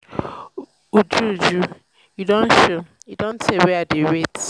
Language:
Nigerian Pidgin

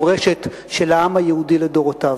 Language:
Hebrew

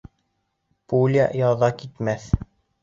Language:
Bashkir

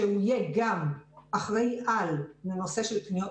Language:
Hebrew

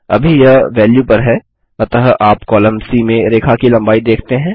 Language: Hindi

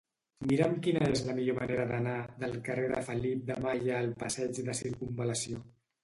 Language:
Catalan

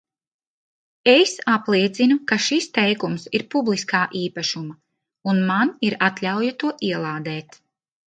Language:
Latvian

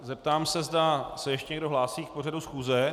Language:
Czech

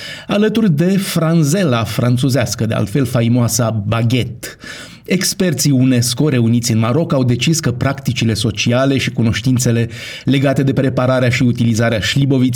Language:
Romanian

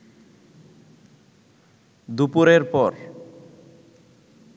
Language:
Bangla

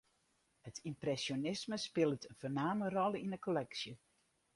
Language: Western Frisian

